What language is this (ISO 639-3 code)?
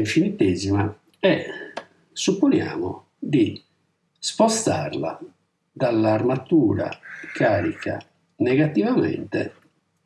ita